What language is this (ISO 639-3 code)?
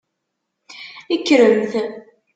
kab